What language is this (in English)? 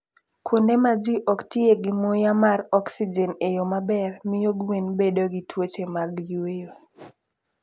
Luo (Kenya and Tanzania)